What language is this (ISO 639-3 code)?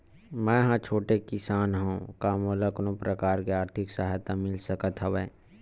hne